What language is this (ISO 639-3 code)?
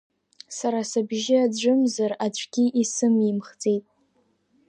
abk